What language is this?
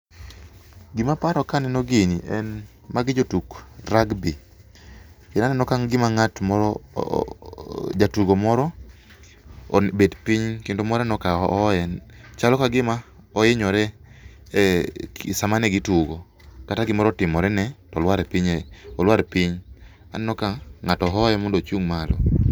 Luo (Kenya and Tanzania)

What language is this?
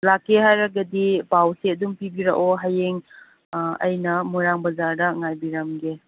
Manipuri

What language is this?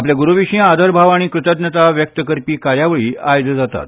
Konkani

